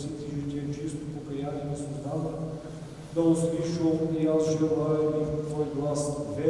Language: Romanian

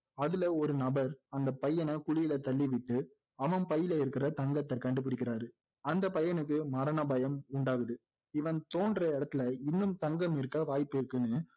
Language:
Tamil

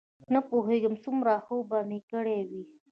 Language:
Pashto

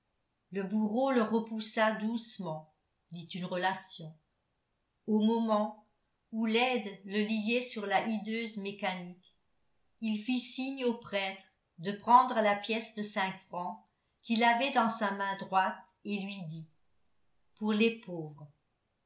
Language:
French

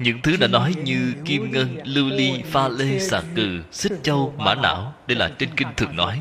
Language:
Vietnamese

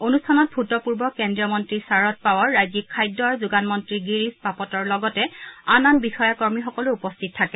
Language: Assamese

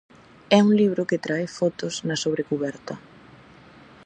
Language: Galician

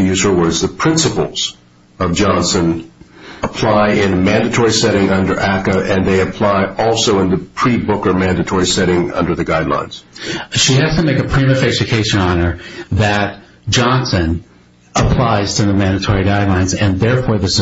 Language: English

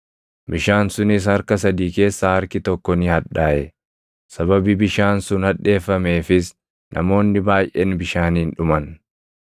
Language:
Oromo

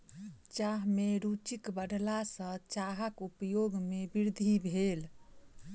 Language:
Maithili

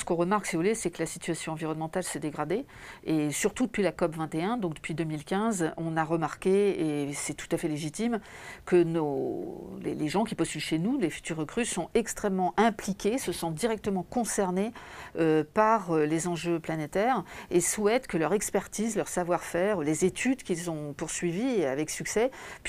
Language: French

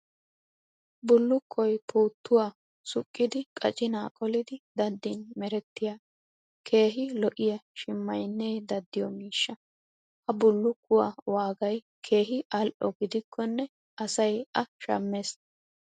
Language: Wolaytta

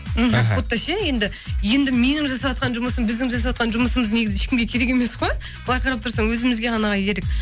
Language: Kazakh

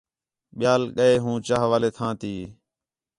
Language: Khetrani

